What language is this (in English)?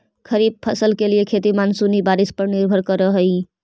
Magahi